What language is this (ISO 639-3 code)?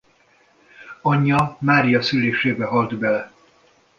hun